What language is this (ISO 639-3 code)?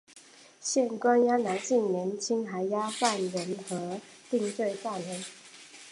zho